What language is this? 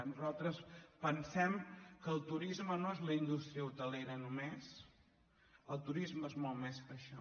Catalan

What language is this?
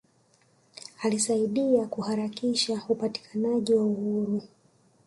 Swahili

